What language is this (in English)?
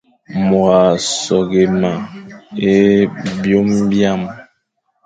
Fang